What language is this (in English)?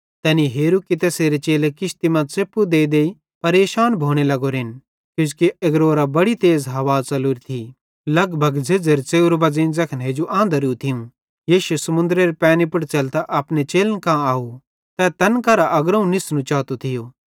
Bhadrawahi